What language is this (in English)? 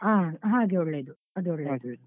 Kannada